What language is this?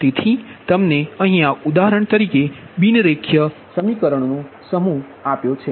Gujarati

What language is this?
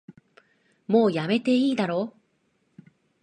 Japanese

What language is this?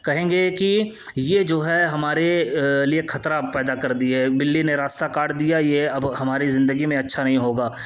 Urdu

